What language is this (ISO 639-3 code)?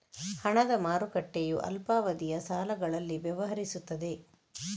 kan